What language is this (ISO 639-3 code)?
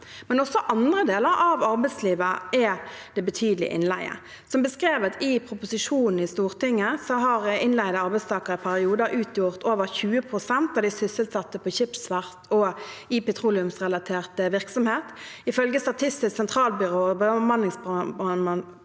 nor